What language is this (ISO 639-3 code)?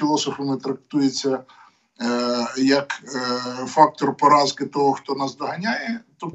ukr